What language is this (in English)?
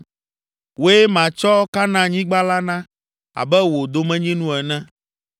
Ewe